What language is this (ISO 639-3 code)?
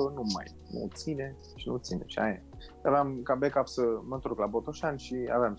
ron